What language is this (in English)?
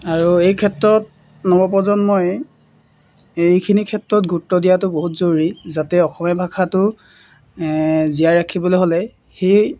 Assamese